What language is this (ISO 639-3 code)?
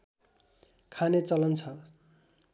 nep